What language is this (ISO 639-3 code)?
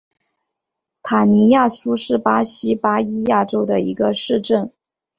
zho